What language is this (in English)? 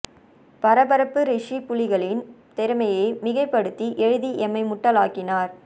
Tamil